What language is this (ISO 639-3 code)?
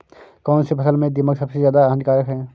hin